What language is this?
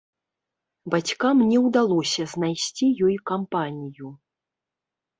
Belarusian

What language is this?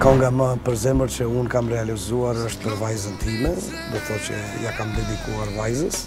Romanian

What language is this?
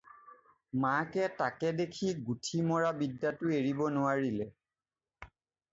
Assamese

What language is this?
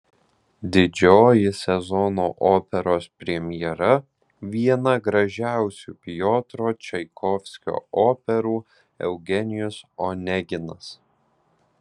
Lithuanian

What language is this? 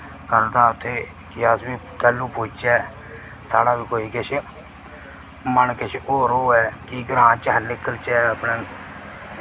Dogri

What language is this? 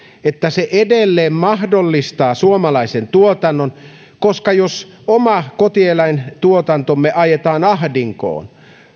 Finnish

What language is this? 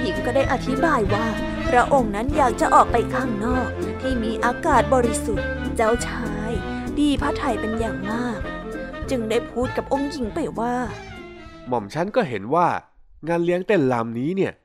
Thai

